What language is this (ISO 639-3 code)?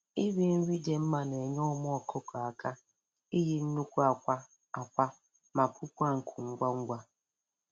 ibo